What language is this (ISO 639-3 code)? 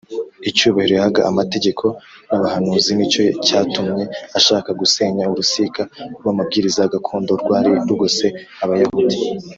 kin